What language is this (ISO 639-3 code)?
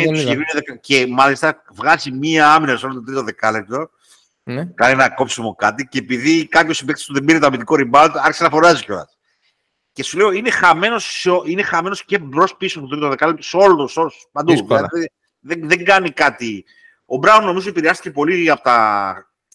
ell